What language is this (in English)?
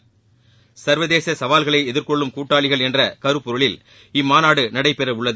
Tamil